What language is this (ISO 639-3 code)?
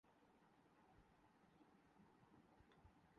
urd